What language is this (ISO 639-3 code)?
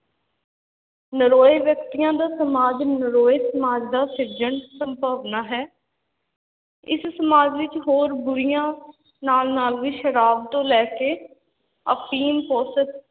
pan